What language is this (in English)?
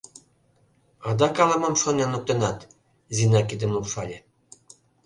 Mari